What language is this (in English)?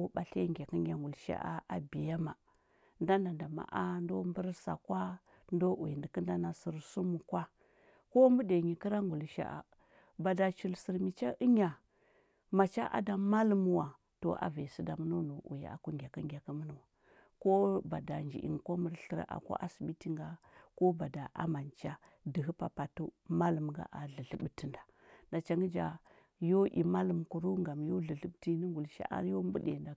Huba